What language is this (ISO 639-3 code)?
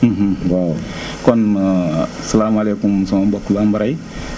wol